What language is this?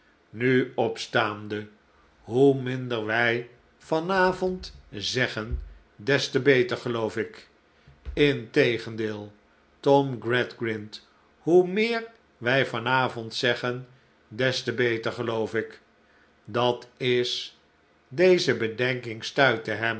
Dutch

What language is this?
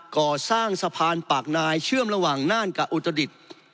Thai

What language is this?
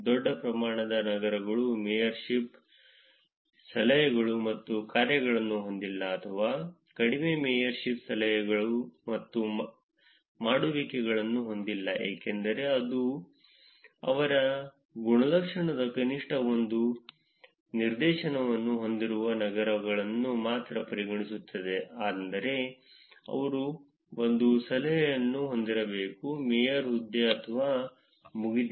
Kannada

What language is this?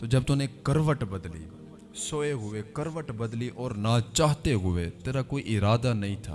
Urdu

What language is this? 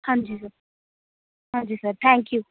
Punjabi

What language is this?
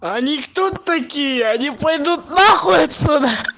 Russian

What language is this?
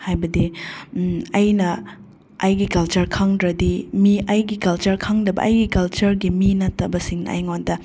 Manipuri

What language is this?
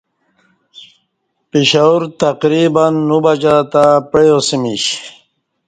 Kati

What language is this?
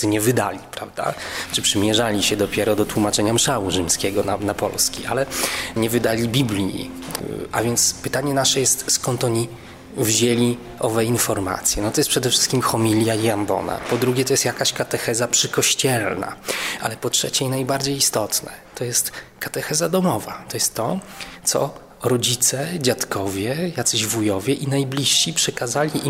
Polish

